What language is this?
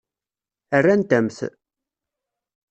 Kabyle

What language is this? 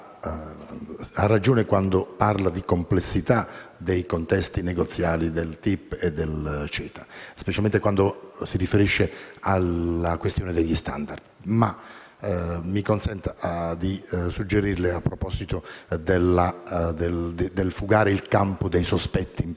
Italian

